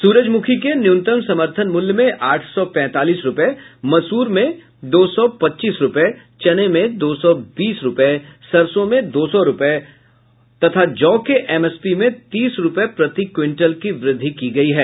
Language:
Hindi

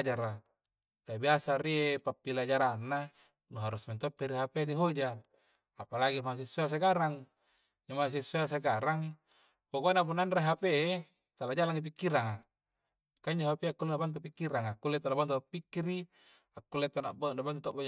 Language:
Coastal Konjo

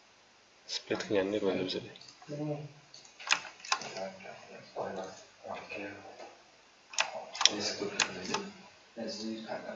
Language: Turkish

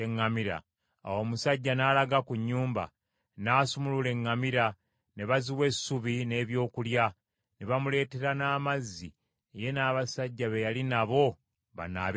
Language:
Ganda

